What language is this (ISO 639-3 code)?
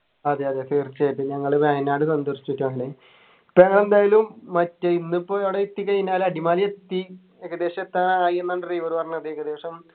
mal